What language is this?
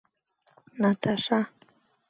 Mari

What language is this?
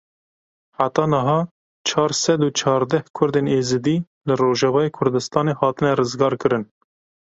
Kurdish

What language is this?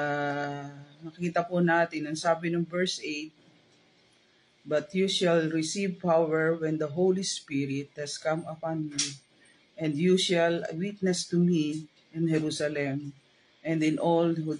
Filipino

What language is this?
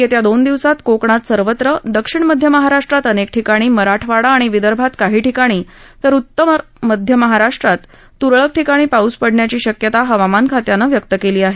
Marathi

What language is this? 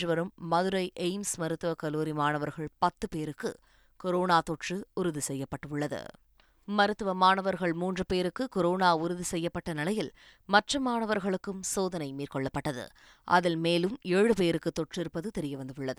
Tamil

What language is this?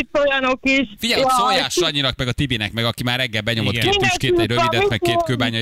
Hungarian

